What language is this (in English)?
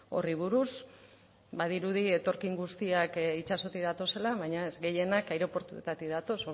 Basque